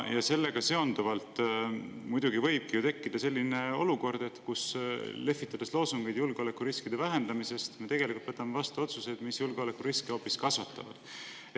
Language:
Estonian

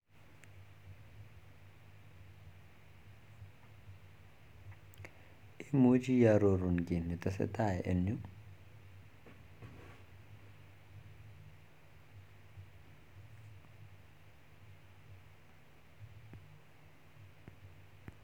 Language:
Kalenjin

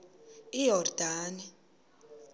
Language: Xhosa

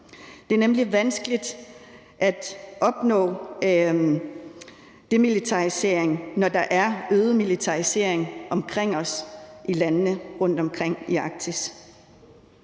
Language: Danish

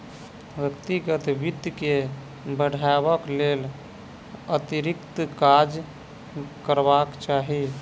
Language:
Maithili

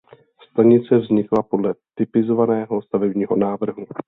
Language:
Czech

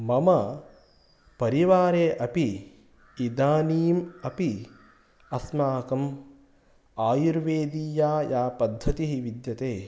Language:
Sanskrit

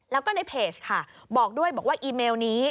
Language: Thai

